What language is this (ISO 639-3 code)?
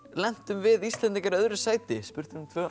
isl